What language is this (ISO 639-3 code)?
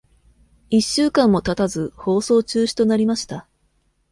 jpn